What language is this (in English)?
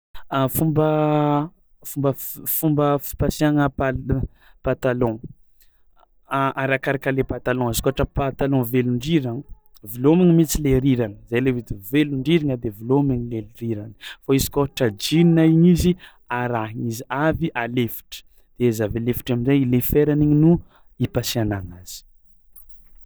Tsimihety Malagasy